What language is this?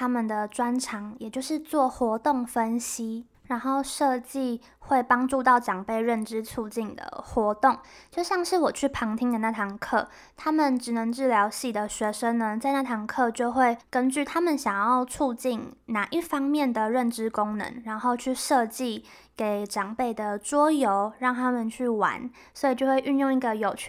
Chinese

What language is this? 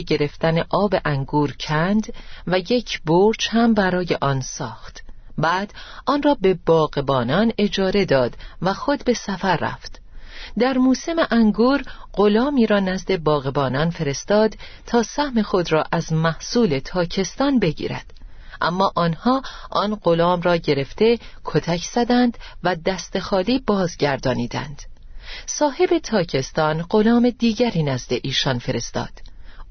Persian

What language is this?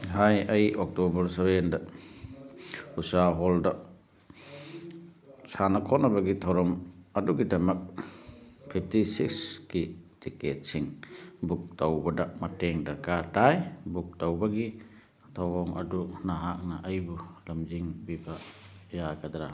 Manipuri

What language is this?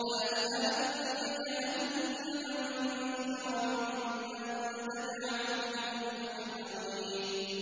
Arabic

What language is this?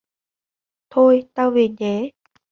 Vietnamese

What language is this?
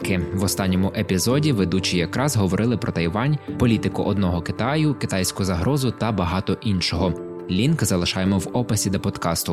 Ukrainian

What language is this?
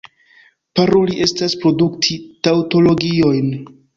Esperanto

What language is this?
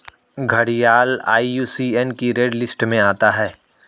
Hindi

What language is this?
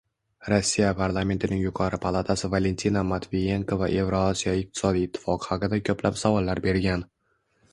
Uzbek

